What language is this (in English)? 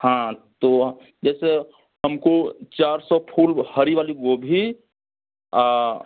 Hindi